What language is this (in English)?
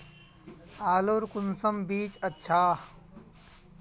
Magahi